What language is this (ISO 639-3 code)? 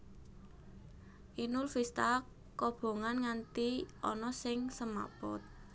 jav